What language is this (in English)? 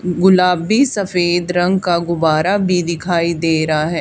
Hindi